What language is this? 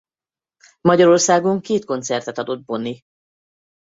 Hungarian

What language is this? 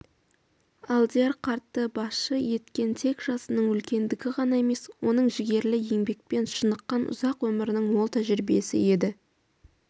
Kazakh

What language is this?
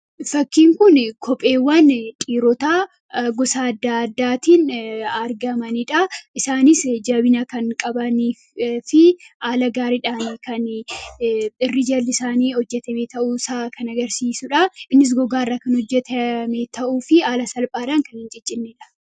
Oromo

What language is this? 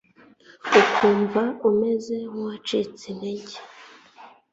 Kinyarwanda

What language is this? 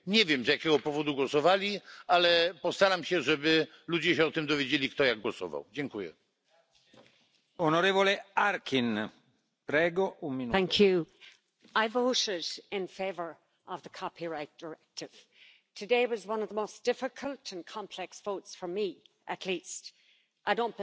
Romanian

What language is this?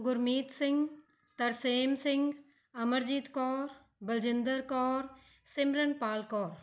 Punjabi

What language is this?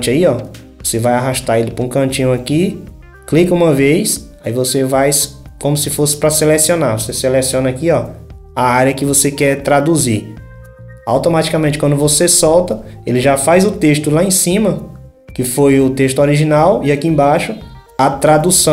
Portuguese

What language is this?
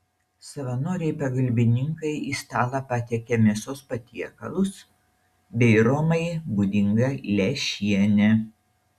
Lithuanian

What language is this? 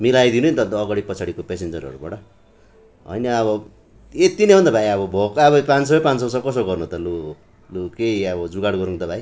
Nepali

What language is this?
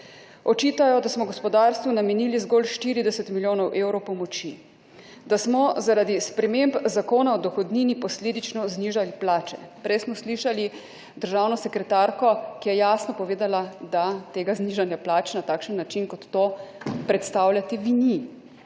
Slovenian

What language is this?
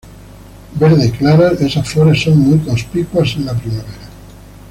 Spanish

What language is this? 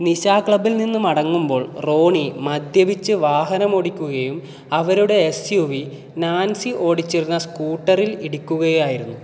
Malayalam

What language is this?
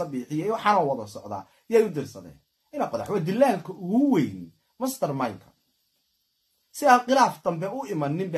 Arabic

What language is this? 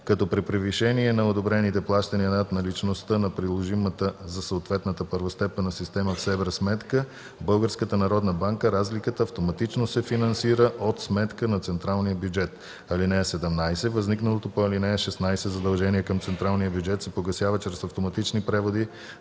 Bulgarian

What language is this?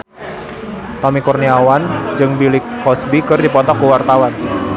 Sundanese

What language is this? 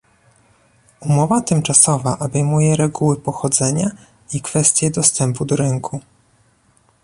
Polish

